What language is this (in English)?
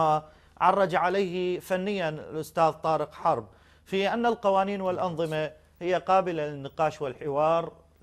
Arabic